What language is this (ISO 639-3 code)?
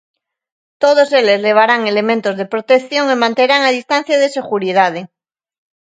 glg